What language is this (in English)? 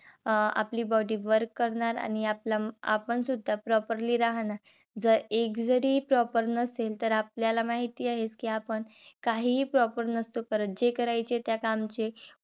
Marathi